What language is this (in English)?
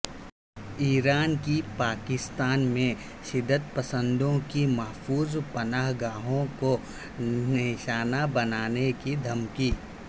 Urdu